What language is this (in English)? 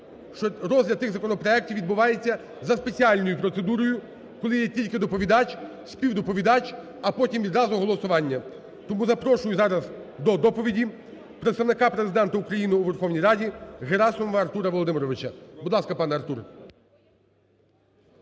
Ukrainian